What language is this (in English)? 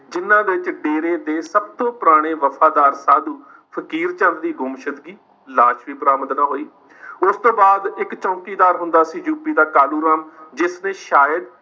Punjabi